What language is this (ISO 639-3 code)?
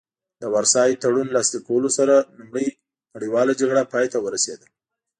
pus